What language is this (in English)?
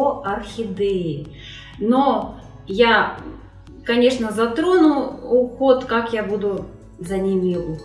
Russian